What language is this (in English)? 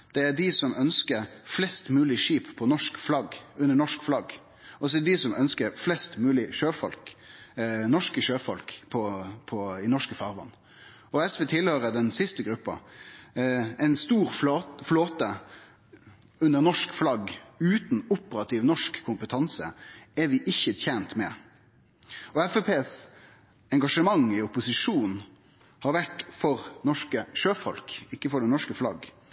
Norwegian Nynorsk